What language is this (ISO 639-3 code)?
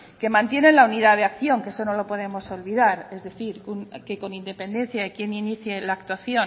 spa